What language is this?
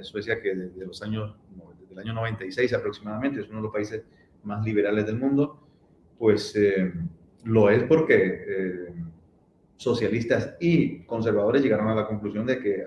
Spanish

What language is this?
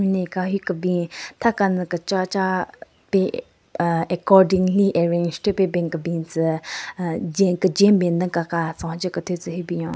Southern Rengma Naga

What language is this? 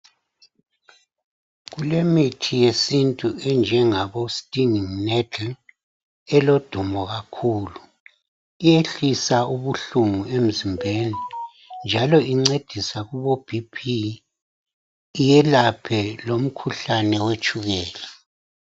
North Ndebele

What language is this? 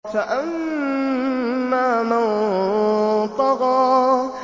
Arabic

